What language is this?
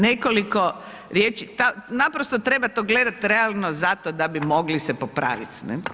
Croatian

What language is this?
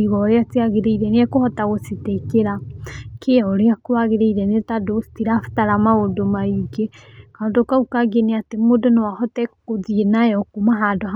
Kikuyu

